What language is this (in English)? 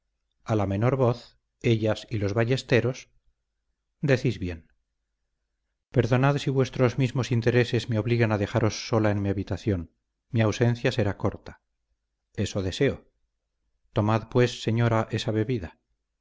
Spanish